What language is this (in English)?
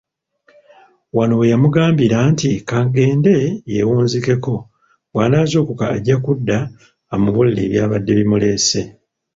Ganda